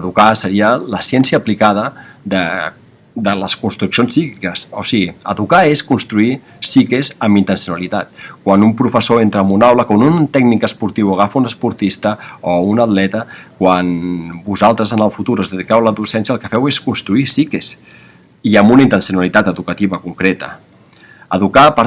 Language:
Spanish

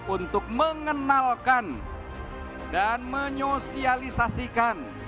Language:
Indonesian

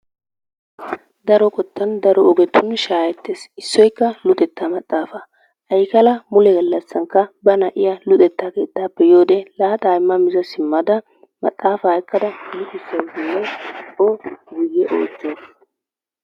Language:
Wolaytta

